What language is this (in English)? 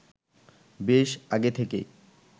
Bangla